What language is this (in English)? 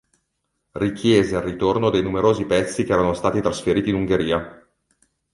Italian